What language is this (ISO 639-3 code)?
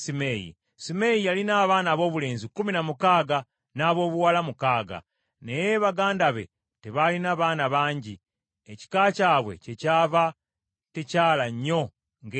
lug